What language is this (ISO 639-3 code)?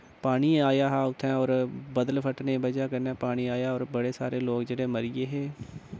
doi